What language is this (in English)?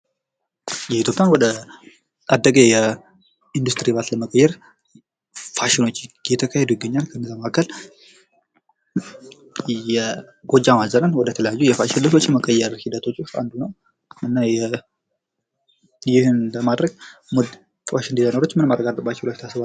Amharic